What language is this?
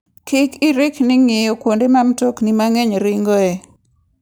Luo (Kenya and Tanzania)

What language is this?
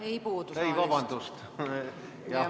Estonian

